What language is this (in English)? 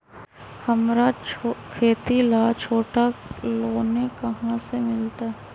Magahi